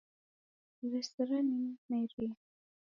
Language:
Taita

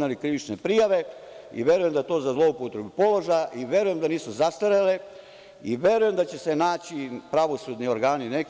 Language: Serbian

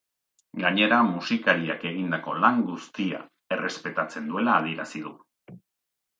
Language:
Basque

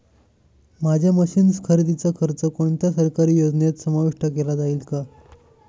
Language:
Marathi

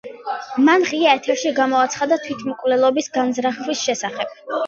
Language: Georgian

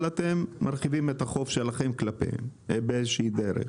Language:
Hebrew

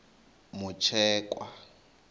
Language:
Venda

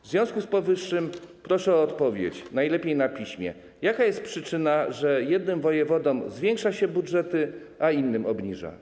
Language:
Polish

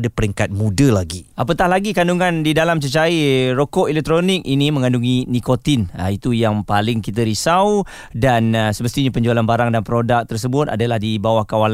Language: Malay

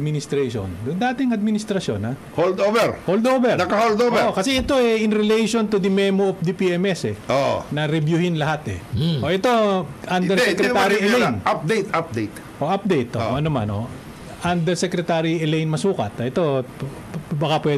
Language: Filipino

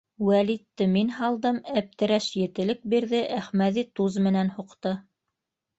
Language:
Bashkir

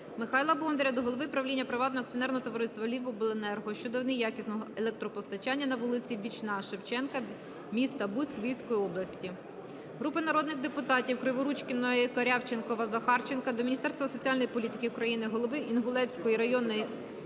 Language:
Ukrainian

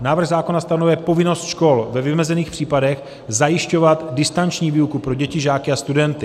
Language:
Czech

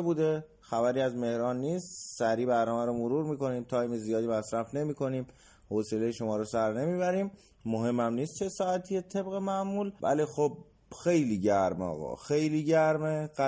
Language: Persian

